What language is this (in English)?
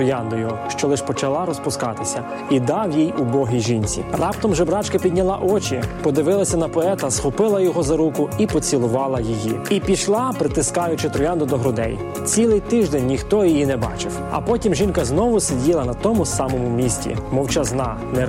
Ukrainian